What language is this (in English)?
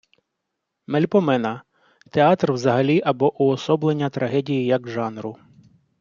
Ukrainian